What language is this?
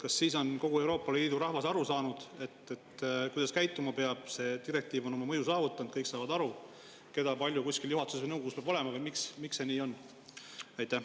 Estonian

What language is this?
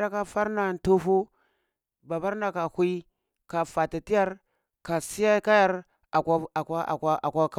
Cibak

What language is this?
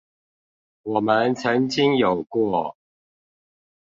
Chinese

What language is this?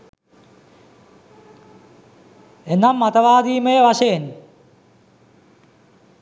Sinhala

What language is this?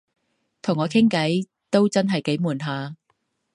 Cantonese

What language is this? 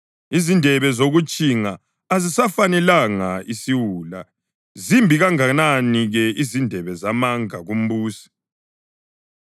North Ndebele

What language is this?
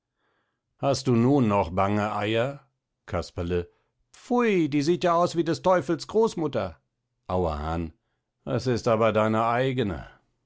German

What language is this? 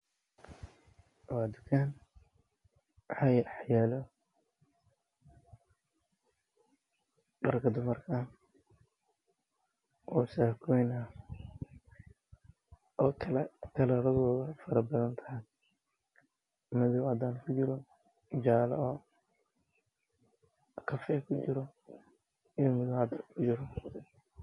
Somali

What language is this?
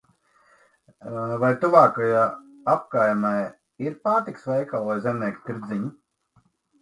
Latvian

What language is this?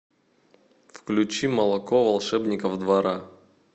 Russian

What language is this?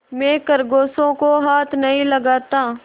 Hindi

